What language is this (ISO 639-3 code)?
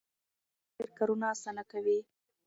pus